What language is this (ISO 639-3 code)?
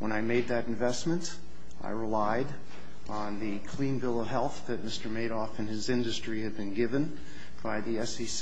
eng